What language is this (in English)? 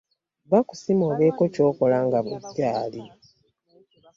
Ganda